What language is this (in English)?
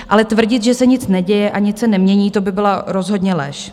Czech